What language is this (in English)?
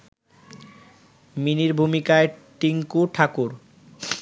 Bangla